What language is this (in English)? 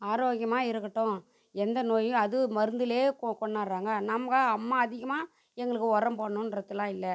Tamil